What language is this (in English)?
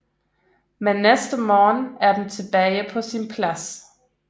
Danish